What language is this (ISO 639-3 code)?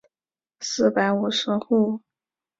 zho